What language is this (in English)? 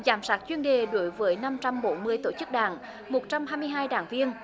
Vietnamese